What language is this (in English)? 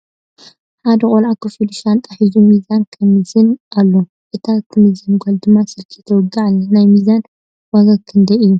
Tigrinya